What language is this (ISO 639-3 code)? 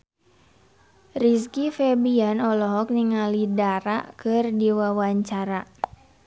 sun